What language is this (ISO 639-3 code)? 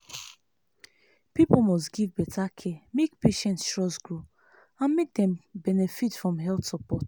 pcm